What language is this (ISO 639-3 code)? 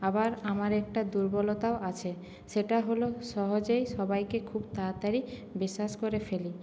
ben